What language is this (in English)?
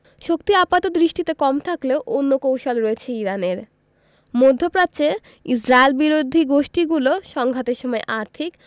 Bangla